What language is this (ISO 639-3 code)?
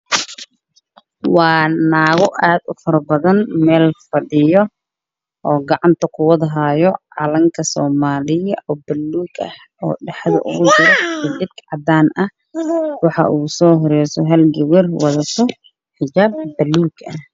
som